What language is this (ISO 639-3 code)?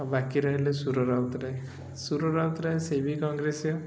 ori